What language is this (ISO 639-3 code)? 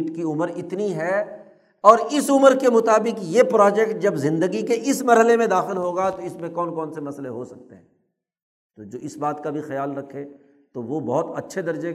urd